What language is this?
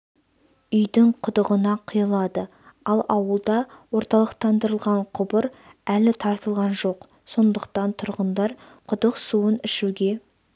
Kazakh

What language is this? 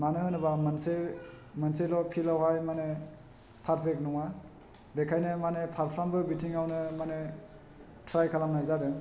Bodo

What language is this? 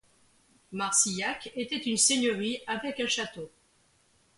French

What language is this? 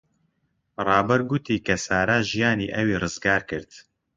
Central Kurdish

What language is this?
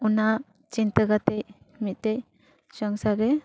Santali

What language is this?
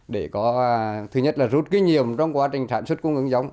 Vietnamese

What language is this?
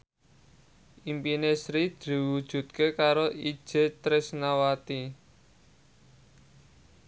Javanese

